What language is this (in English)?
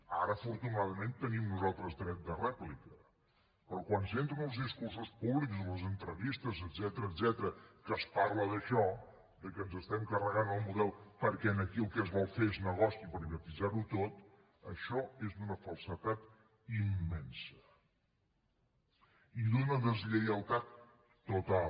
Catalan